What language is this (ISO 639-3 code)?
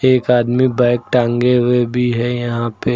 hin